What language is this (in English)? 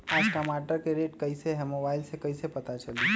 Magahi